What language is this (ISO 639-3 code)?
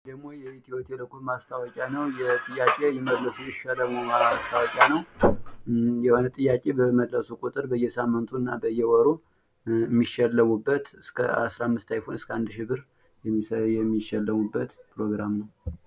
amh